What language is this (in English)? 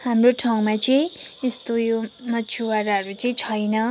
Nepali